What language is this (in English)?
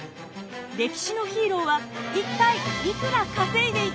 Japanese